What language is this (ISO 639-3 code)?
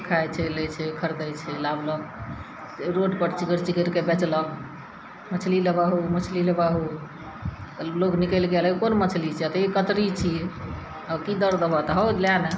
mai